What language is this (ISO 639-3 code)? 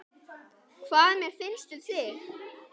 isl